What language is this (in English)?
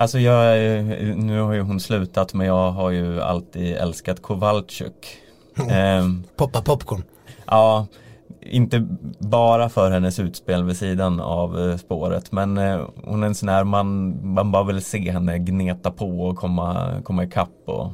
Swedish